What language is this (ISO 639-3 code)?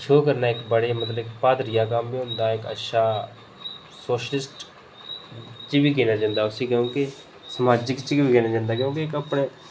doi